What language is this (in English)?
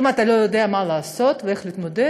Hebrew